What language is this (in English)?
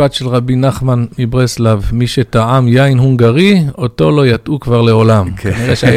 Hebrew